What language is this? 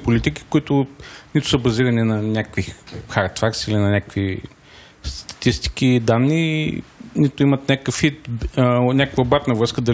Bulgarian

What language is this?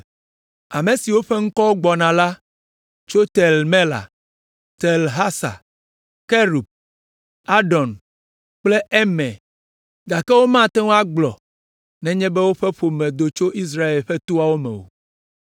Ewe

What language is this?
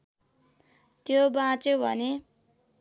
Nepali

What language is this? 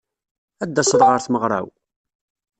Kabyle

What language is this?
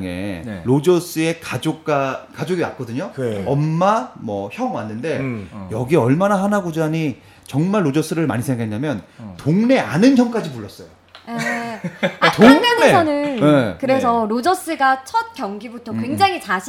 Korean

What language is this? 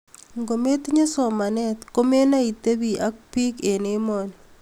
Kalenjin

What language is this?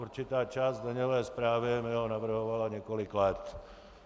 Czech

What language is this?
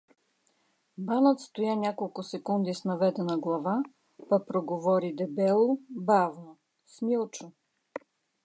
Bulgarian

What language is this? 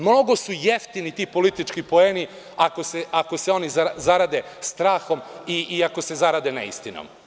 Serbian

